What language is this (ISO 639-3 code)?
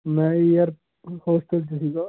pan